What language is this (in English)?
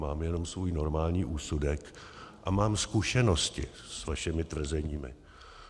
Czech